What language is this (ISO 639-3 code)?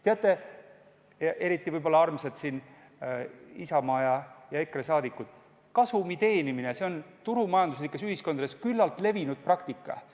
est